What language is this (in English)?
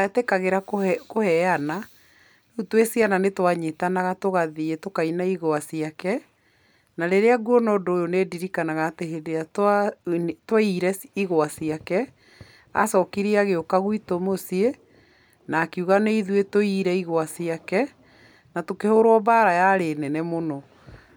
Kikuyu